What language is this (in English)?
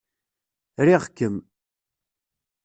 Kabyle